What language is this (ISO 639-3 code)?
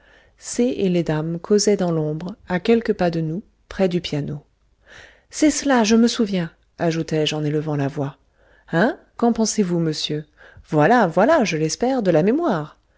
fra